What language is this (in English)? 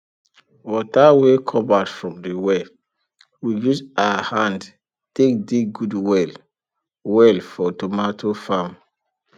Nigerian Pidgin